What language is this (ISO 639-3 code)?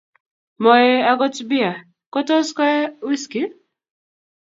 kln